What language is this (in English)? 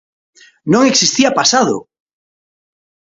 Galician